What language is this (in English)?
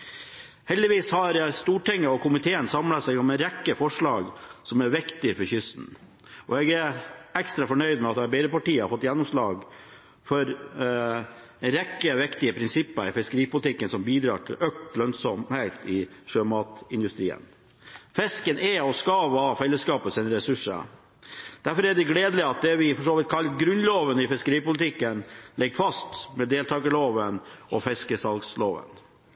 Norwegian Bokmål